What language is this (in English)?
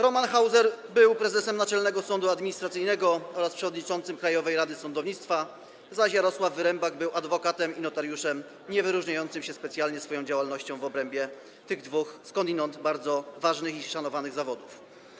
Polish